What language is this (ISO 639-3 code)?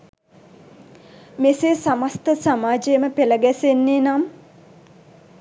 sin